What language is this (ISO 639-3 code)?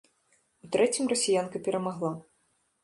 bel